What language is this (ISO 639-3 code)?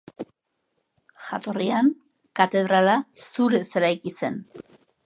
eus